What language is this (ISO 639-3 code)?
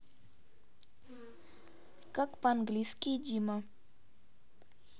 rus